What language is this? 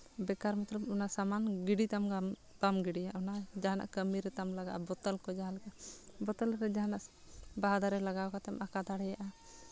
Santali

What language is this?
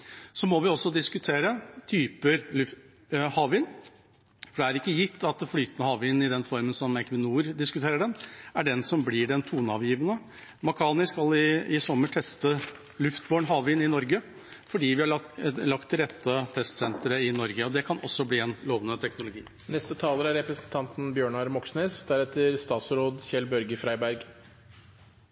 Norwegian Bokmål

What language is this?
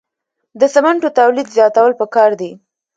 Pashto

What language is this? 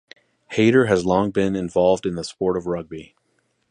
English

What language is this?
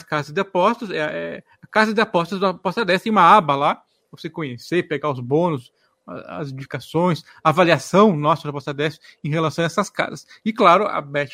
Portuguese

